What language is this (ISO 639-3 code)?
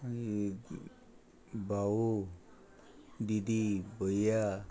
kok